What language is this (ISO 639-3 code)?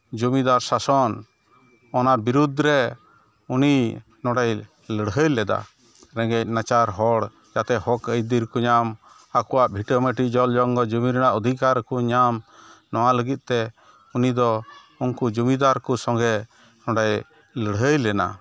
sat